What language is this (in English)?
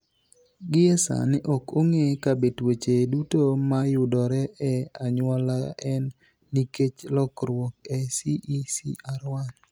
Luo (Kenya and Tanzania)